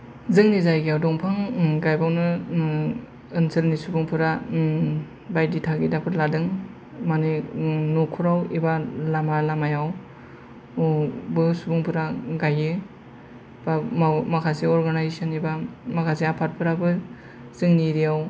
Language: Bodo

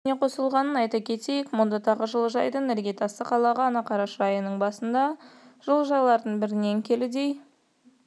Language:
Kazakh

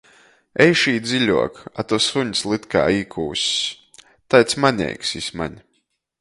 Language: Latgalian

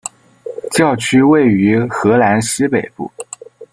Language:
Chinese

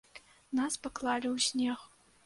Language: Belarusian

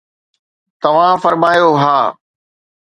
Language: Sindhi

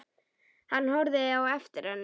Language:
Icelandic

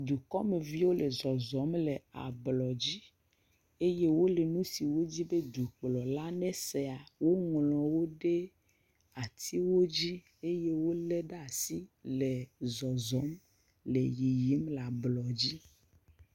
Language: Ewe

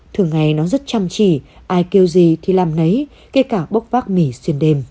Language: Vietnamese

